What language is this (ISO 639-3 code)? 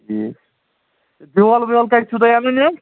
kas